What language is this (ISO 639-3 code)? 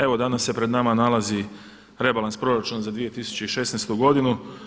hrv